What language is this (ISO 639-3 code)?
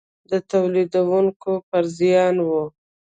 pus